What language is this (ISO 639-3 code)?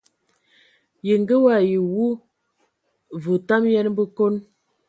ewo